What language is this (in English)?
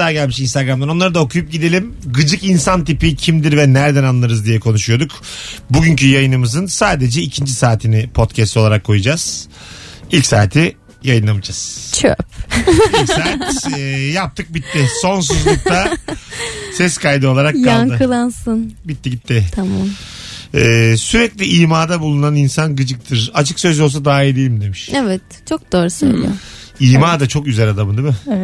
Turkish